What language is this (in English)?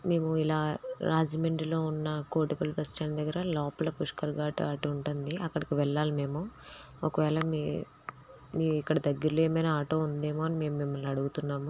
Telugu